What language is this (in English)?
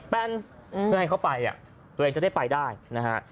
Thai